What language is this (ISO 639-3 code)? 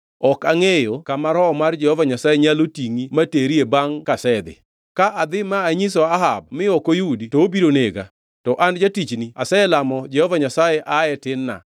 luo